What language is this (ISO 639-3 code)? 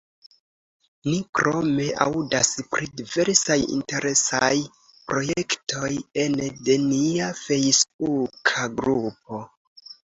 epo